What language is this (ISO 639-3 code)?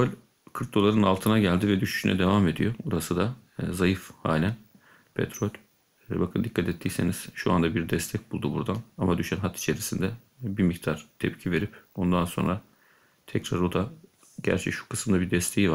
tur